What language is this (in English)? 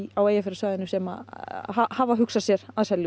Icelandic